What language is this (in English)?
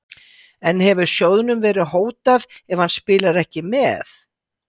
Icelandic